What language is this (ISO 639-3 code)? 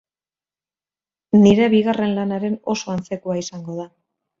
eus